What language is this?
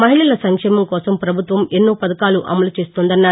Telugu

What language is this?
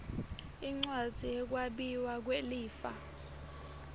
Swati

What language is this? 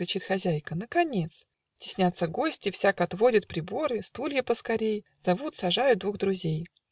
Russian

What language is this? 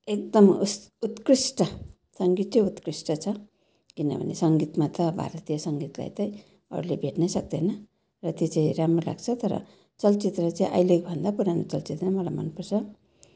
Nepali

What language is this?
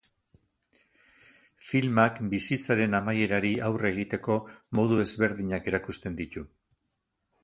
Basque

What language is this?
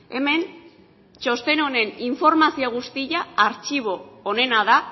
Basque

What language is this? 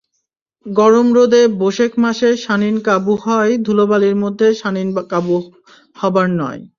Bangla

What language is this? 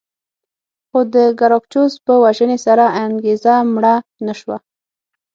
Pashto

